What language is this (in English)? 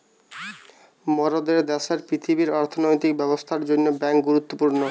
Bangla